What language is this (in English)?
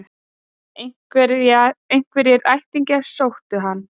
Icelandic